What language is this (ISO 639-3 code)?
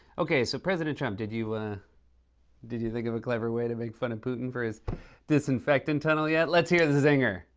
eng